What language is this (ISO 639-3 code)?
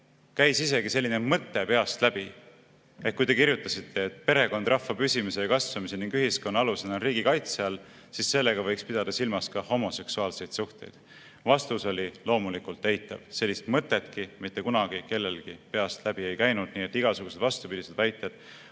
est